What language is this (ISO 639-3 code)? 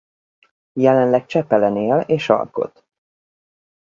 hun